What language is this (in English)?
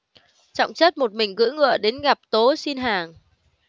Vietnamese